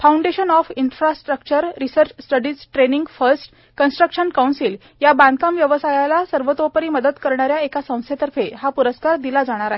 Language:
Marathi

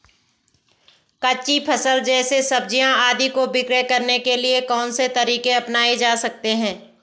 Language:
Hindi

